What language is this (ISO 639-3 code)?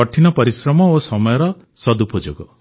ori